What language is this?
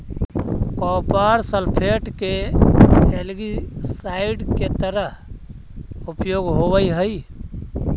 Magahi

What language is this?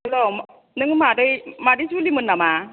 Bodo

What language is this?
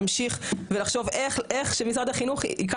Hebrew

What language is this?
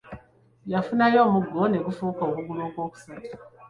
Ganda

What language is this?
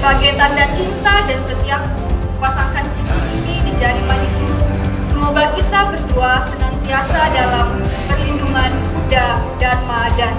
Indonesian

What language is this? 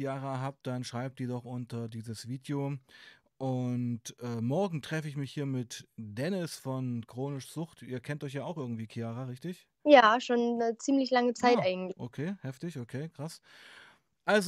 German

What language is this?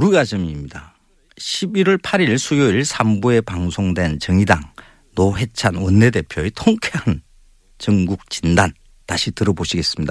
Korean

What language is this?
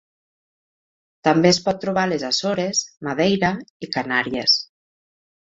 Catalan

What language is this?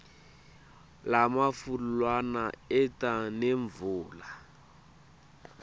Swati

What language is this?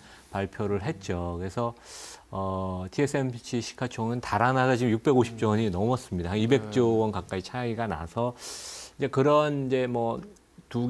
Korean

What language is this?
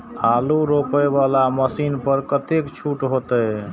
Maithili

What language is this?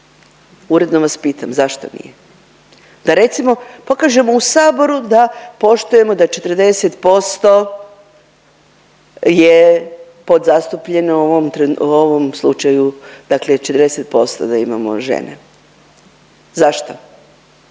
Croatian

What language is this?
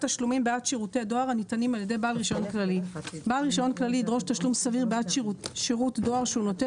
Hebrew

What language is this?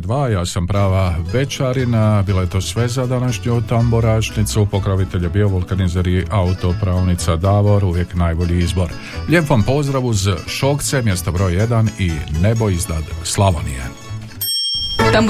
Croatian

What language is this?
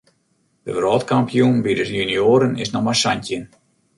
Western Frisian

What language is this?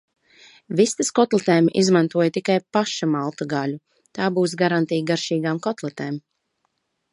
Latvian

